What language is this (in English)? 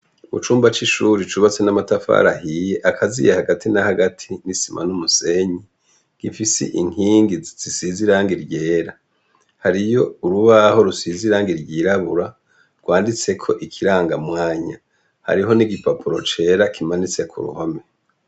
Rundi